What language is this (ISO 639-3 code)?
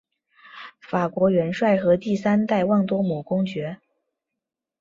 zho